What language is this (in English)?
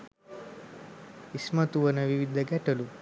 Sinhala